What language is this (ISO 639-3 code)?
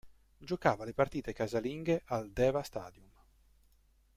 ita